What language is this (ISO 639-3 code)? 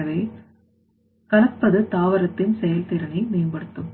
tam